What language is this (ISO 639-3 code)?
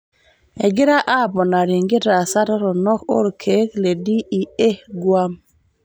mas